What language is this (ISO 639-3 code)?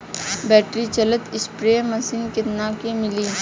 bho